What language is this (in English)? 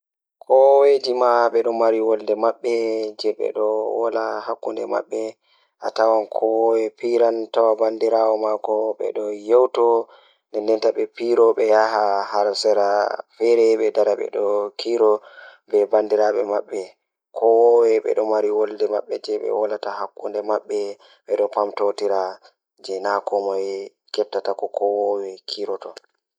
Fula